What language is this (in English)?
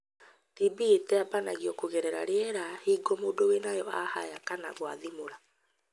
Kikuyu